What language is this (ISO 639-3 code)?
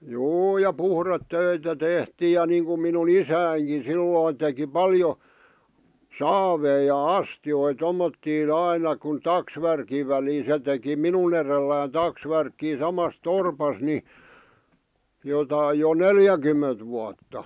fin